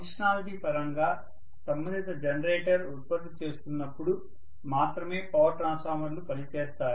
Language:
Telugu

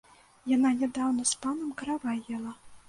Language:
Belarusian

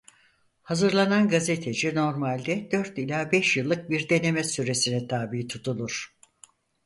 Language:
Turkish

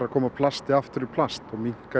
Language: Icelandic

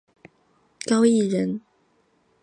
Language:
Chinese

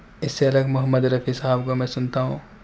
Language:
Urdu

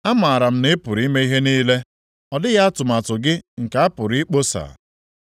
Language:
Igbo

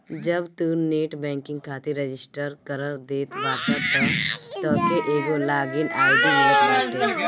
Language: Bhojpuri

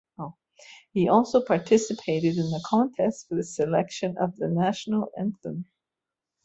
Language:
English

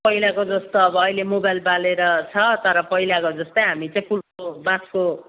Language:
Nepali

